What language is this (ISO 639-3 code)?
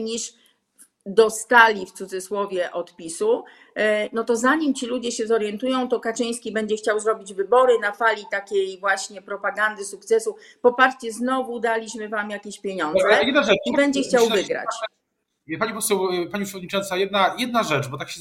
pol